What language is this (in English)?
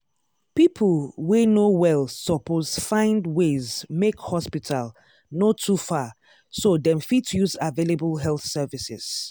Nigerian Pidgin